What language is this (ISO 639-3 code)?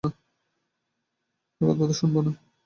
ben